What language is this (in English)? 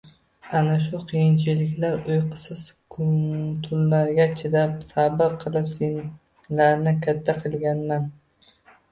Uzbek